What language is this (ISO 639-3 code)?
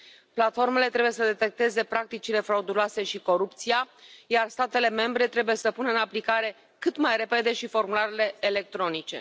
ron